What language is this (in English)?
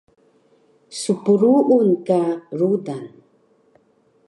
Taroko